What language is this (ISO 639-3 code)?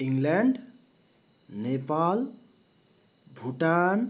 nep